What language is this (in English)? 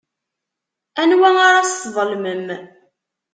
Kabyle